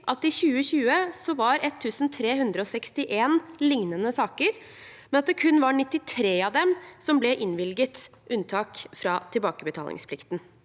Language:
Norwegian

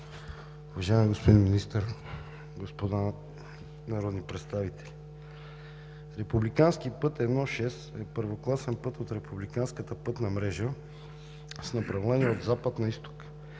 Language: Bulgarian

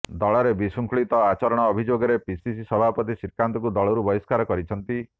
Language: Odia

